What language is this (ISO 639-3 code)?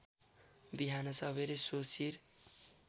nep